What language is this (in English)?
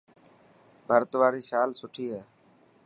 Dhatki